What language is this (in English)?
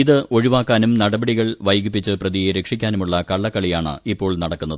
Malayalam